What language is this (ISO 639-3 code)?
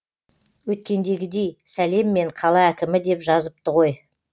kaz